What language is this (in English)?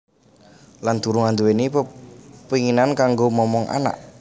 Javanese